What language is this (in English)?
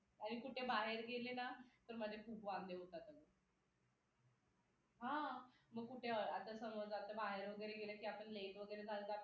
Marathi